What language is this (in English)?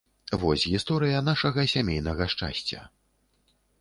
Belarusian